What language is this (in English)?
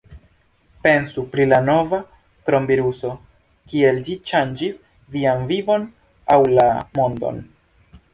Esperanto